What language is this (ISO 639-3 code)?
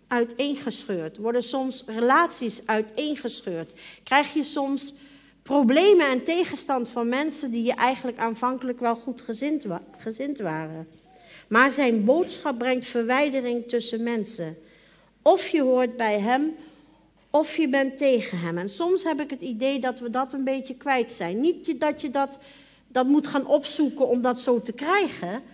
nld